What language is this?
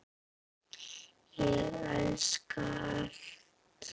Icelandic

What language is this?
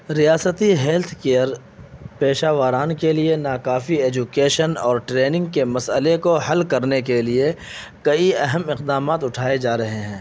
Urdu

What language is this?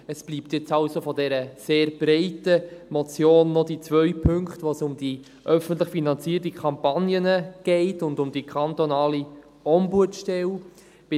Swiss German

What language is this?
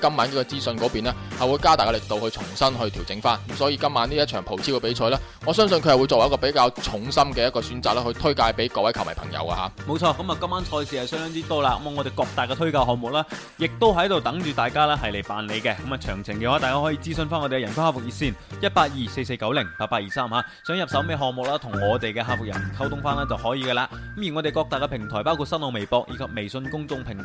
Chinese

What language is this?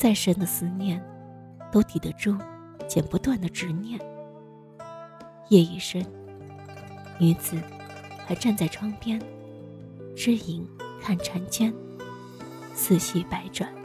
Chinese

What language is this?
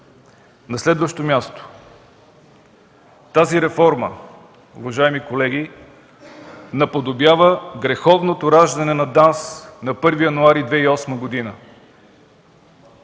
Bulgarian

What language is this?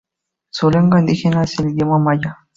Spanish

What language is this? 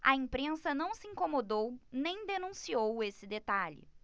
Portuguese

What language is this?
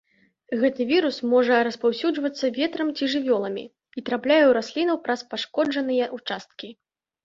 Belarusian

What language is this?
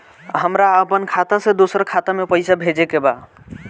Bhojpuri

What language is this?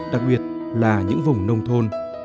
Vietnamese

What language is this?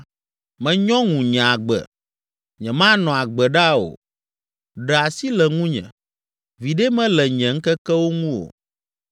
Ewe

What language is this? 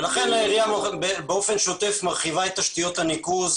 Hebrew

